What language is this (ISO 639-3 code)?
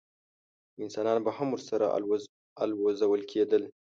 pus